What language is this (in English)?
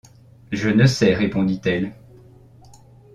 French